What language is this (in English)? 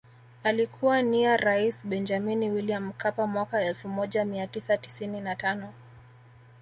Swahili